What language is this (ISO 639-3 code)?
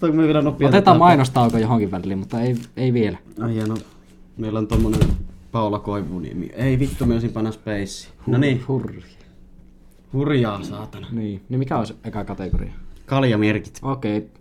fin